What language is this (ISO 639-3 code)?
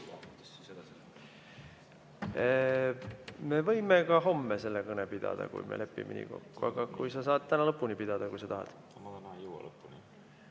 est